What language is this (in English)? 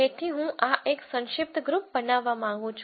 Gujarati